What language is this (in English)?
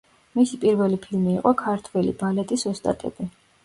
Georgian